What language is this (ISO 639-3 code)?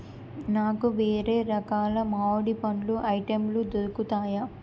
tel